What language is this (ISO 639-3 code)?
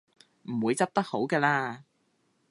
yue